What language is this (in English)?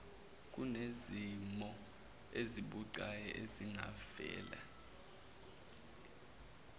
Zulu